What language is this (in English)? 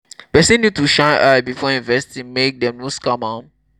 Nigerian Pidgin